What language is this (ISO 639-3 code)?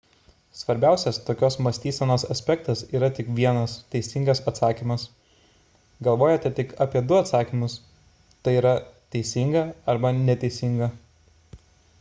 lit